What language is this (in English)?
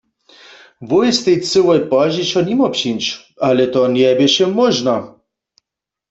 Upper Sorbian